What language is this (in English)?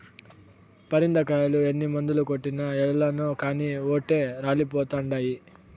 Telugu